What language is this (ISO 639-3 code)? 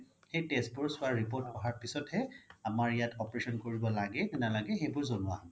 asm